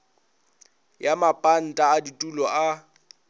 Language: Northern Sotho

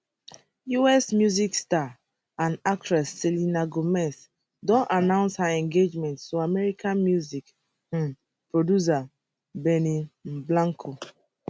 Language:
Nigerian Pidgin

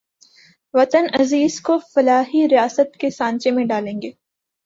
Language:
Urdu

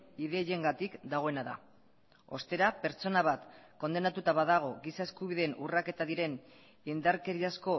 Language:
Basque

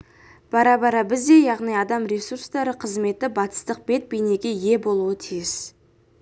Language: Kazakh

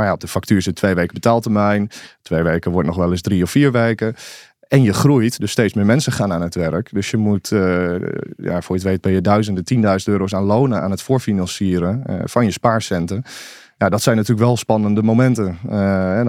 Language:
Dutch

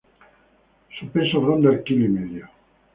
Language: Spanish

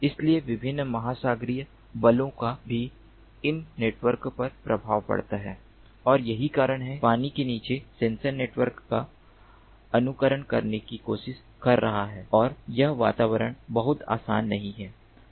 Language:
Hindi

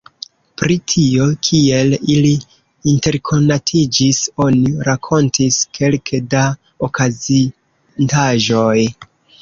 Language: Esperanto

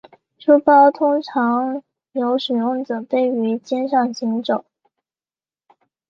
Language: Chinese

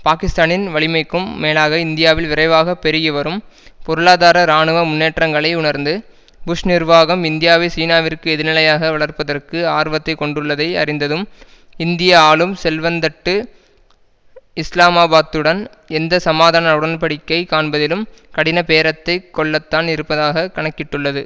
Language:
Tamil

